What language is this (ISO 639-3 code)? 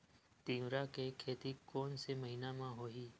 hne